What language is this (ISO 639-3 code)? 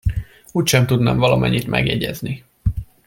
hun